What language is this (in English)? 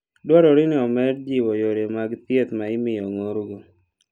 Luo (Kenya and Tanzania)